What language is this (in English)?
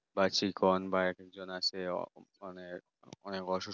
Bangla